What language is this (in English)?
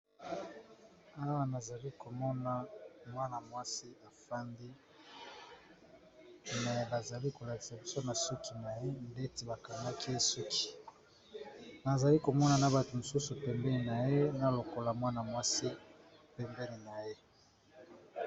Lingala